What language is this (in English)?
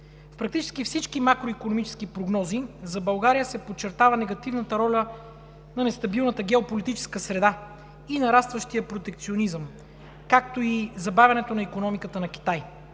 Bulgarian